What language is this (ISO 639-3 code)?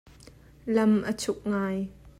cnh